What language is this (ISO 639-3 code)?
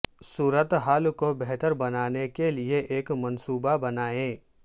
urd